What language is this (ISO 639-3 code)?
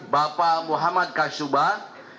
ind